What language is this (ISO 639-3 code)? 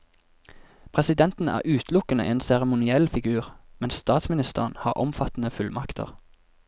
nor